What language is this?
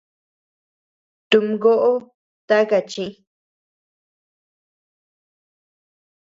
Tepeuxila Cuicatec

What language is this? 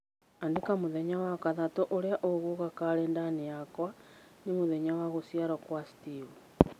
Kikuyu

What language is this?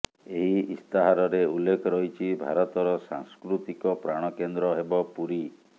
Odia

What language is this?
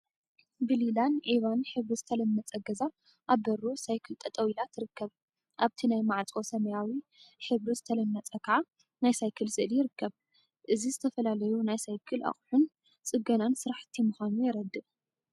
Tigrinya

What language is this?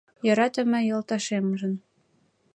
Mari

